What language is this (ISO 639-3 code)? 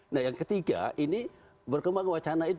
ind